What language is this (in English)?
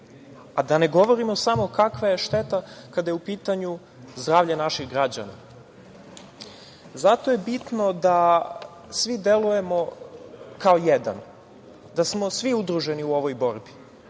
Serbian